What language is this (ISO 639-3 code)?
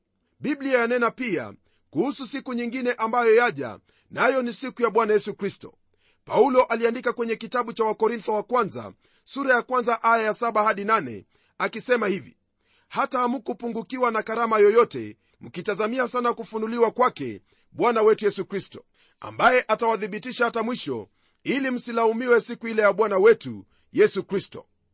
swa